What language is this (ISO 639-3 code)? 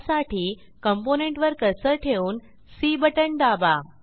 mar